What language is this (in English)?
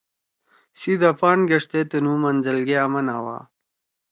Torwali